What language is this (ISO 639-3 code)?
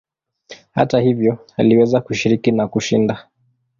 swa